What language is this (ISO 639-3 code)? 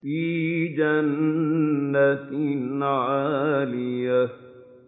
ara